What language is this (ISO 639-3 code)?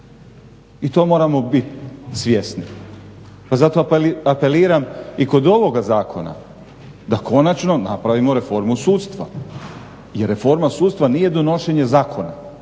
hrv